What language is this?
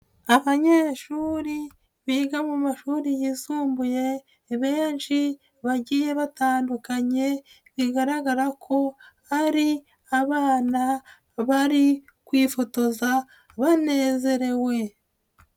Kinyarwanda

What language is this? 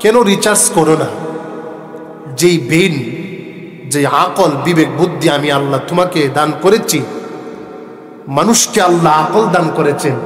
Arabic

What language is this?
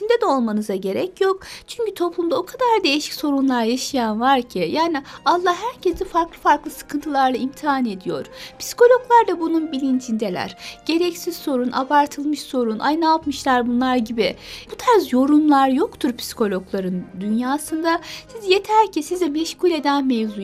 Turkish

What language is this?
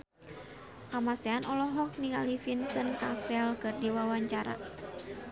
Sundanese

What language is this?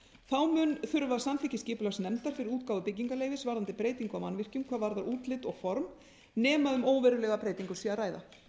Icelandic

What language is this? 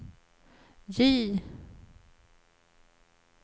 Swedish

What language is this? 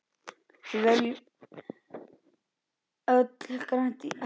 Icelandic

